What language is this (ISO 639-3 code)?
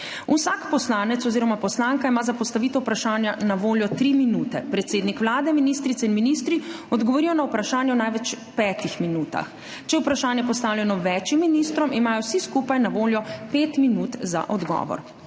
slv